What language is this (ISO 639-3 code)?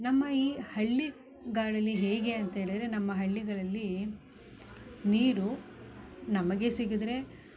kan